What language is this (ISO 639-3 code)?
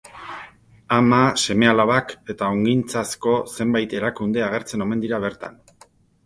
eus